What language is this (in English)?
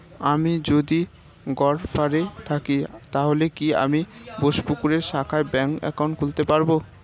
Bangla